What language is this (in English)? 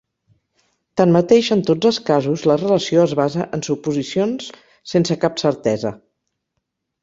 Catalan